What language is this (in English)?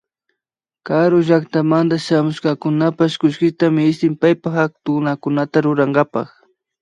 Imbabura Highland Quichua